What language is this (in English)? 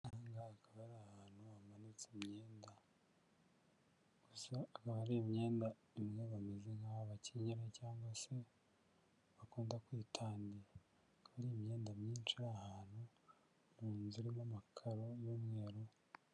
Kinyarwanda